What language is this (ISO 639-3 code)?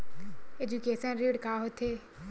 hne